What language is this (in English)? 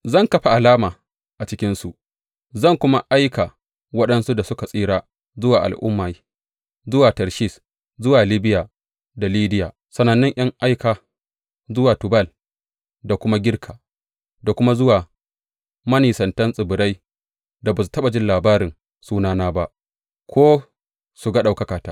Hausa